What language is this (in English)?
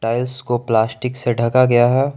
Hindi